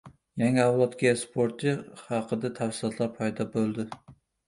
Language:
Uzbek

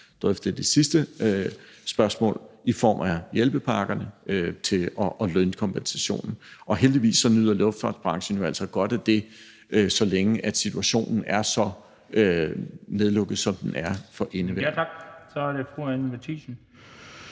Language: Danish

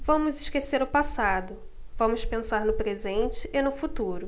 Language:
Portuguese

